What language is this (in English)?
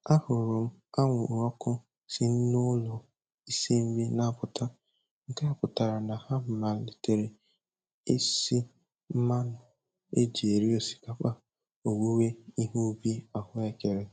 Igbo